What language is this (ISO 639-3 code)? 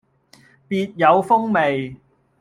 yue